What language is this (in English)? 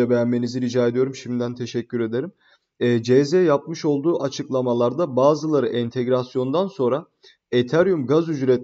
Turkish